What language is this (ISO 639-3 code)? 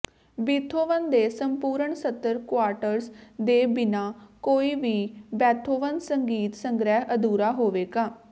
pan